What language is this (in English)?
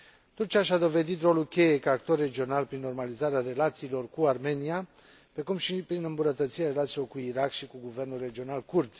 Romanian